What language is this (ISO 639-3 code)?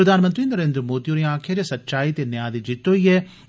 doi